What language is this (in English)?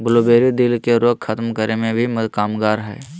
Magahi